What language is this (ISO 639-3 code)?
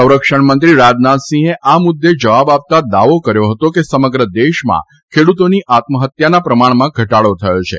guj